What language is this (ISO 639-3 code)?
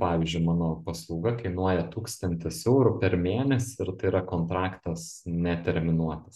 lit